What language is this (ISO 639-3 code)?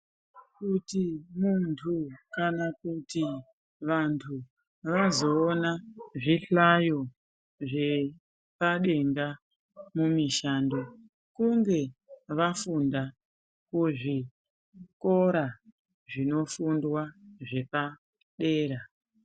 ndc